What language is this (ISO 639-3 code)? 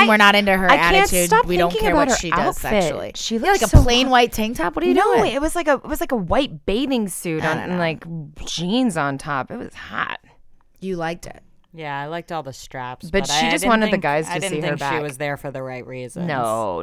eng